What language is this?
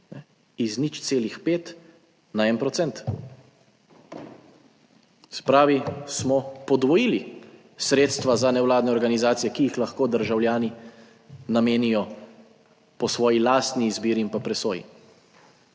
Slovenian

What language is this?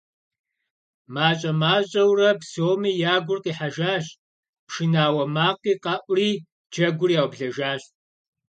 Kabardian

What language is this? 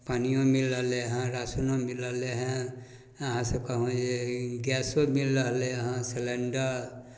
Maithili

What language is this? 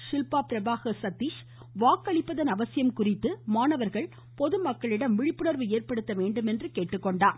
Tamil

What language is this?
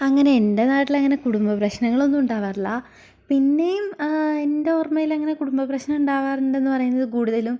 Malayalam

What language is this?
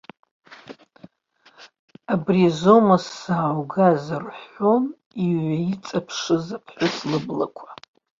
Abkhazian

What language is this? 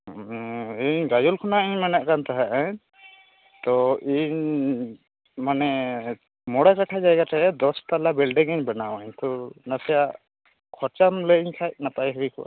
Santali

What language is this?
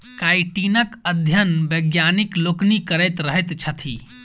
Maithili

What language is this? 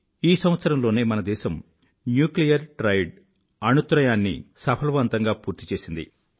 Telugu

